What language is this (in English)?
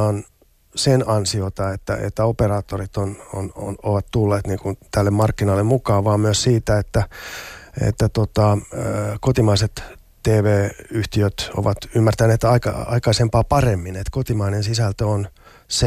Finnish